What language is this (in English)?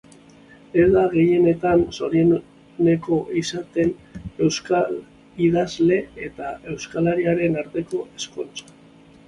Basque